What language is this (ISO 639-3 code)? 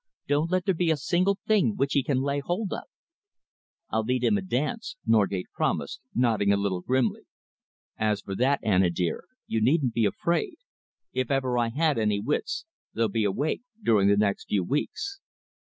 eng